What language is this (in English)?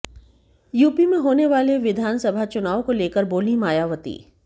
Hindi